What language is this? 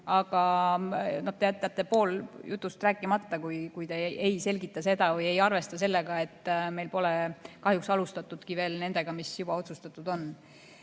Estonian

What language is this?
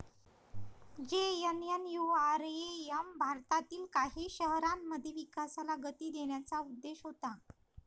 Marathi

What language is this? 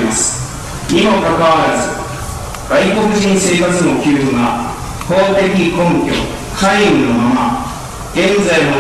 Japanese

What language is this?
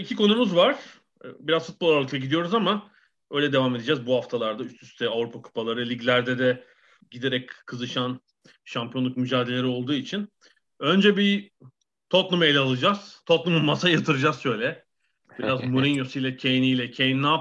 Turkish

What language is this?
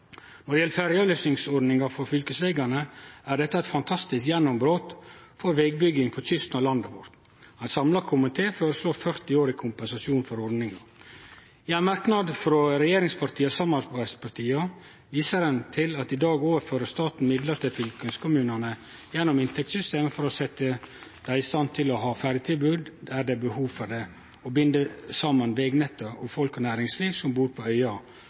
Norwegian Nynorsk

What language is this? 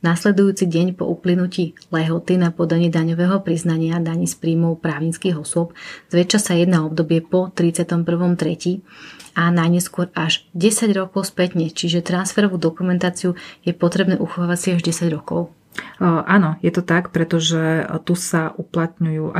Slovak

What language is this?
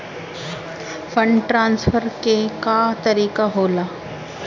Bhojpuri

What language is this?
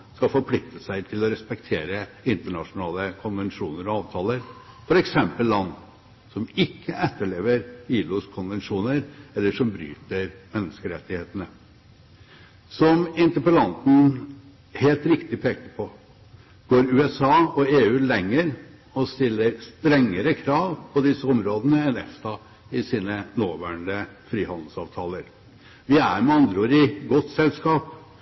Norwegian Bokmål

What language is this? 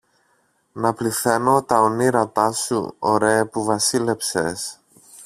Greek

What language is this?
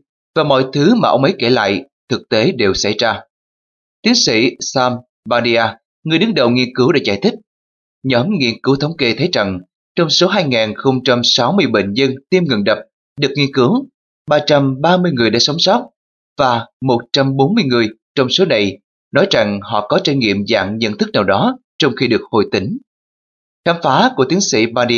Vietnamese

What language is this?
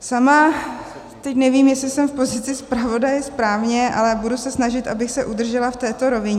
Czech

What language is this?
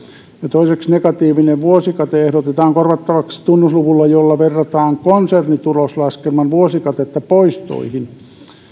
Finnish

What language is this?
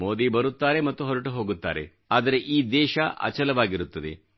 Kannada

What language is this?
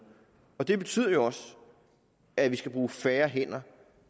Danish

